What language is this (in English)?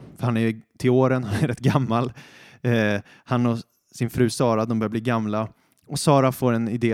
Swedish